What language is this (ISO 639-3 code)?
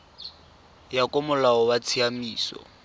tsn